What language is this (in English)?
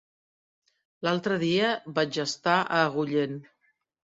Catalan